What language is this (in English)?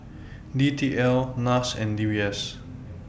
English